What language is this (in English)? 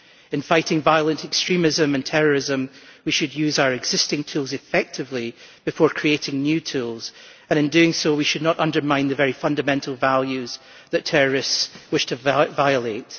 English